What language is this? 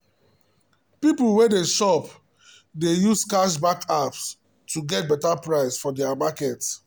Nigerian Pidgin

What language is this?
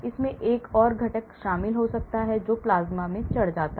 Hindi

